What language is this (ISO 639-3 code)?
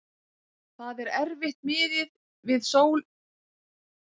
isl